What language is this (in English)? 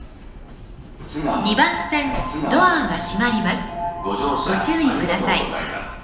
Japanese